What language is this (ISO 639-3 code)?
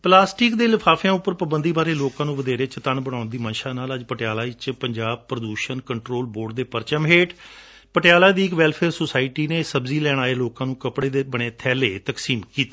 pan